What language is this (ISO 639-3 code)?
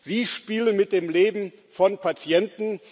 deu